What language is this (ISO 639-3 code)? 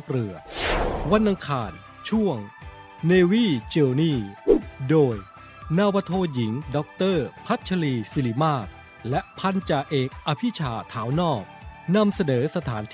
tha